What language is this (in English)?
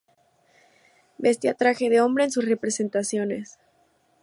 Spanish